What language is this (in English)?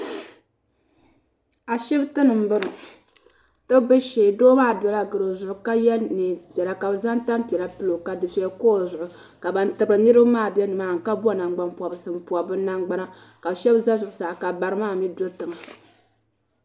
Dagbani